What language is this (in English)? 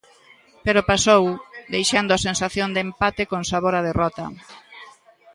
Galician